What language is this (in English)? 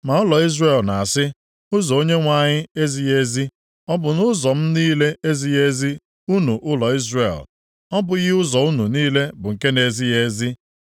Igbo